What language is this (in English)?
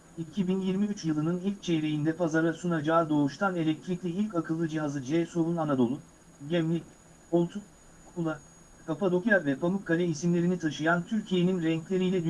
Turkish